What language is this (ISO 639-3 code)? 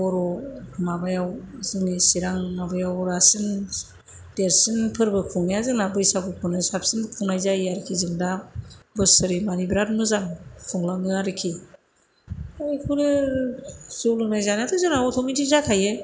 brx